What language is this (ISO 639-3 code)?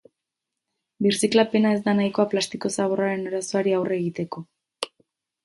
eus